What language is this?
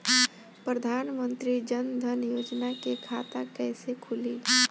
Bhojpuri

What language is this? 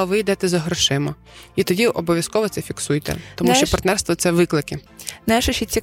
Ukrainian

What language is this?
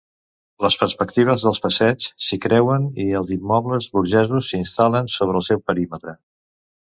Catalan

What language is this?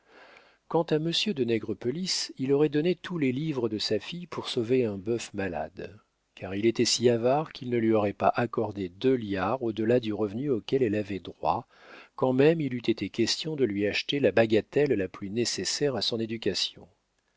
French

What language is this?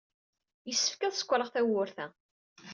Kabyle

